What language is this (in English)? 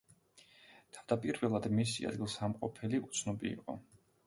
Georgian